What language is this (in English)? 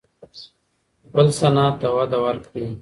Pashto